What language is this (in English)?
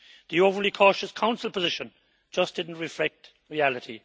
English